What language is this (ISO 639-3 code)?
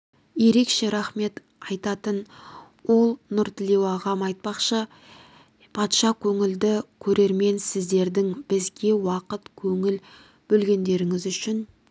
kaz